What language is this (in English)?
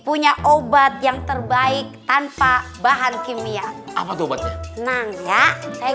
Indonesian